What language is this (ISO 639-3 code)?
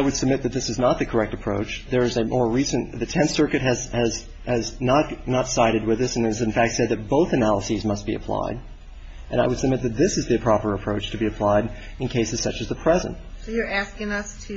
eng